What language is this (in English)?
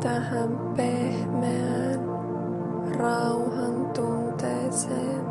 Finnish